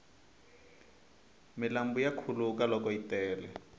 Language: Tsonga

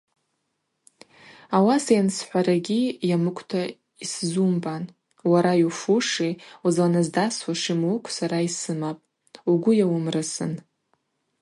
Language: Abaza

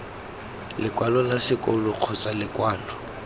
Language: Tswana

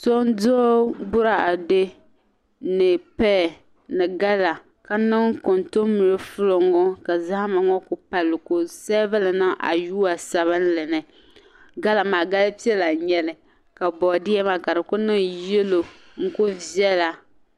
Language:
Dagbani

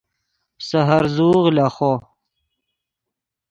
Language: Yidgha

